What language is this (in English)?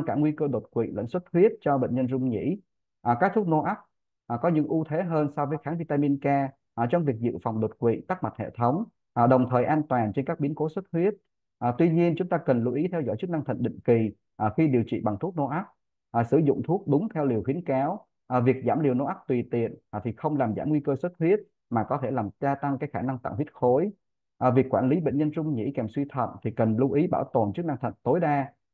Vietnamese